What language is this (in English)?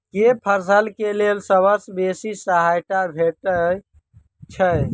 Maithili